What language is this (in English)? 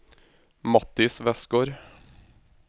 Norwegian